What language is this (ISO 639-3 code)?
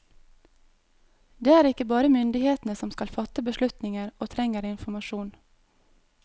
nor